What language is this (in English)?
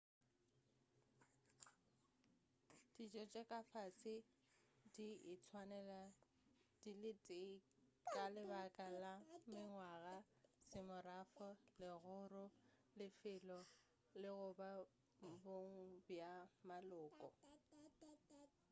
Northern Sotho